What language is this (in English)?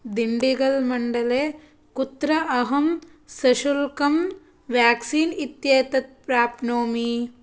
Sanskrit